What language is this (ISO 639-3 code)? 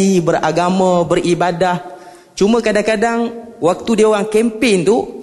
msa